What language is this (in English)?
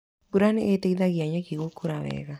Kikuyu